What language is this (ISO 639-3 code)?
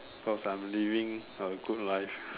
eng